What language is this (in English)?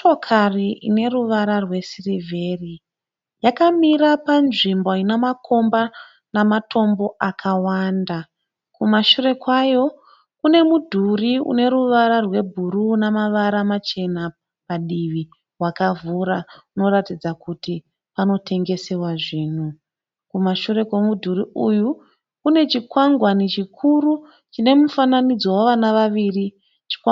Shona